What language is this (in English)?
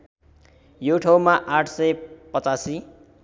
Nepali